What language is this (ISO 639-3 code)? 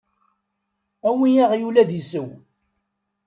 kab